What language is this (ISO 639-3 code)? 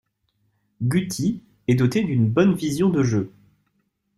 fra